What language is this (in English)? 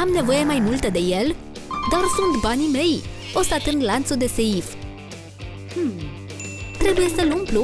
Romanian